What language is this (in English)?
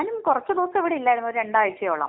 Malayalam